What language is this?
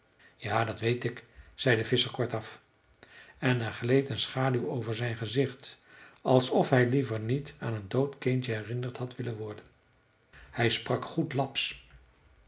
Dutch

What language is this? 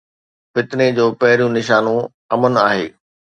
Sindhi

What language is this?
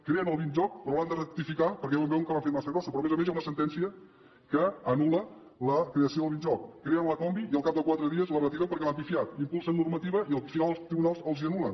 Catalan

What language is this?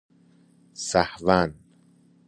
Persian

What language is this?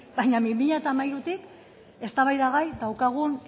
Basque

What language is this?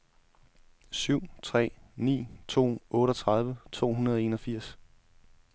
Danish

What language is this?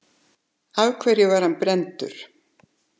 Icelandic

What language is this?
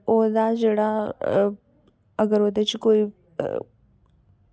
Dogri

